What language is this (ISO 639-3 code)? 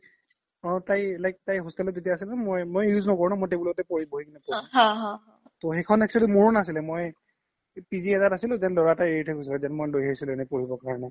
asm